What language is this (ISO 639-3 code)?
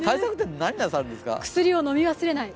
jpn